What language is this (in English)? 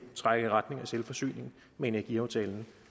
Danish